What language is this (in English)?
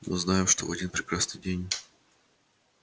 Russian